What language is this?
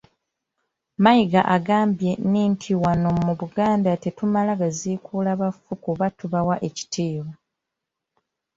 Ganda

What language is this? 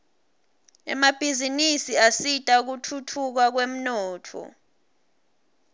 Swati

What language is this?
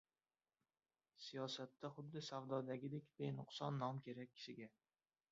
Uzbek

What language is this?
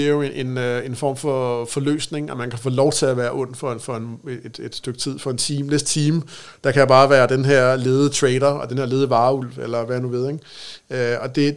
Danish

